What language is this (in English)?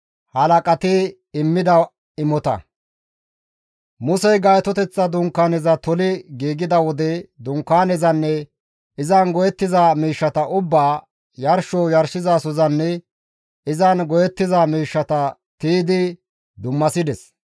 Gamo